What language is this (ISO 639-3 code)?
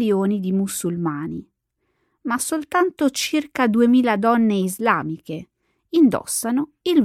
ita